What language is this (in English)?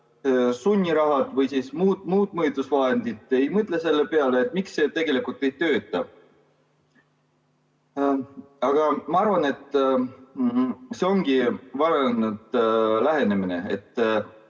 Estonian